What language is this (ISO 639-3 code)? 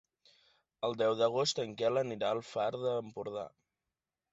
cat